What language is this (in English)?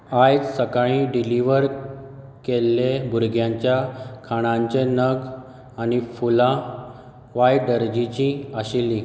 Konkani